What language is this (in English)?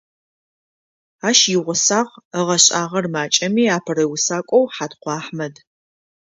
Adyghe